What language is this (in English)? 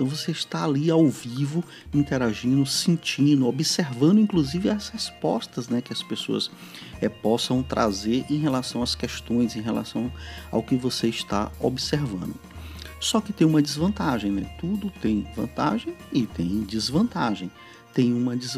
Portuguese